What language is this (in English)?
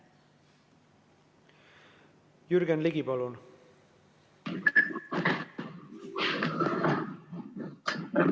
Estonian